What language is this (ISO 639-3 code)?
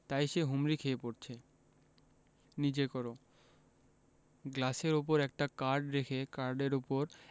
ben